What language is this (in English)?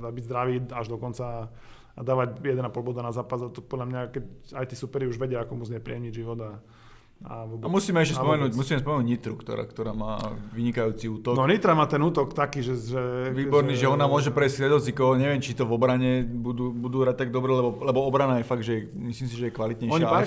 Slovak